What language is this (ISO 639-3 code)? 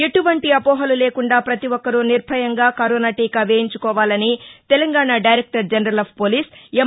tel